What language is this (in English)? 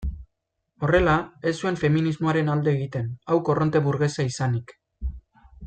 Basque